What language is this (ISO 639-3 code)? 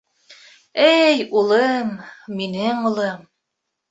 bak